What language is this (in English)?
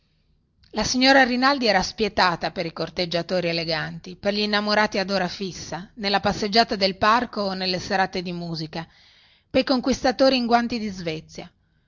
Italian